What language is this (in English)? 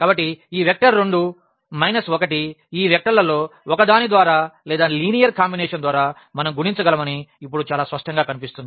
Telugu